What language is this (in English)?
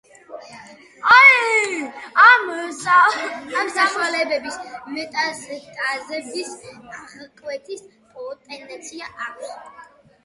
Georgian